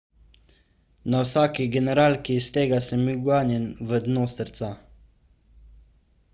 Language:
Slovenian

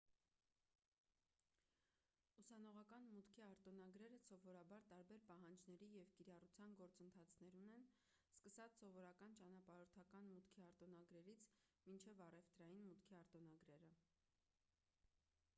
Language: Armenian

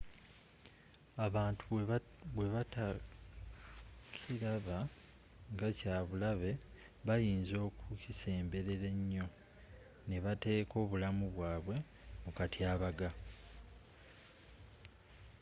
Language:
Ganda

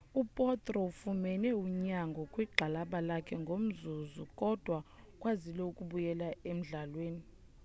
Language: Xhosa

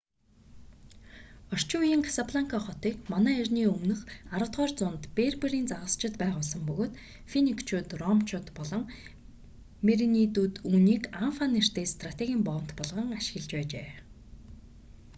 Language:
Mongolian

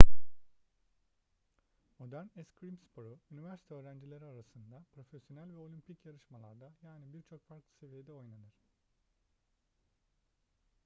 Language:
Turkish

